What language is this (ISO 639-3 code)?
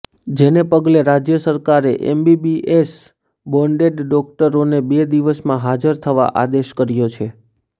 guj